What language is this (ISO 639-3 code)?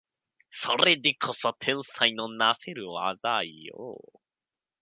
jpn